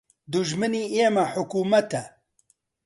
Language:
Central Kurdish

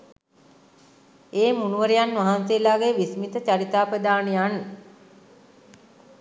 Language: Sinhala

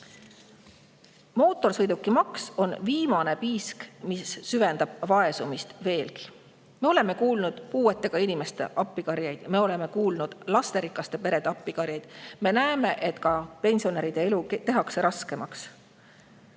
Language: Estonian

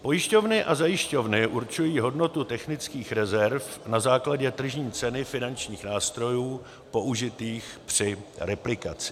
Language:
Czech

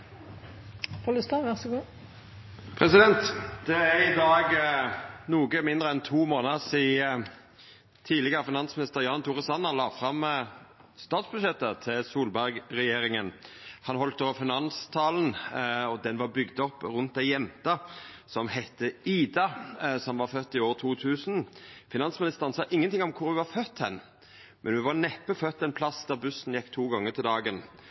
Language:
Norwegian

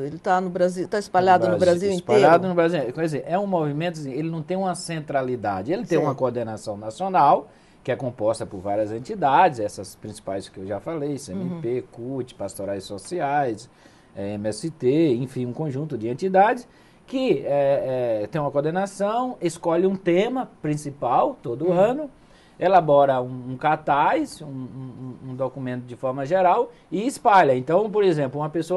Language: Portuguese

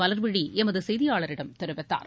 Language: Tamil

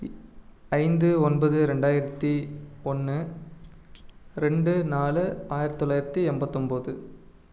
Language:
Tamil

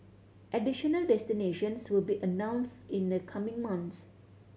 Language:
English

